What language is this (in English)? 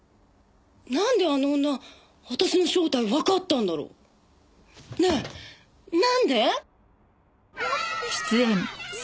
Japanese